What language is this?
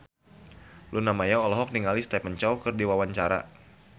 Sundanese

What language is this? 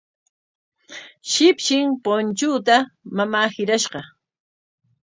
Corongo Ancash Quechua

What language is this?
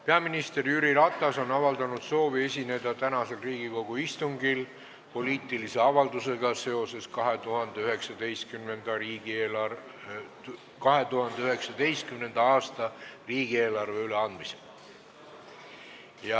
Estonian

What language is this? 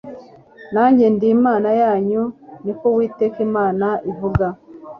Kinyarwanda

